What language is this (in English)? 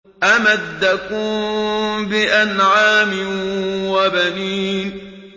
Arabic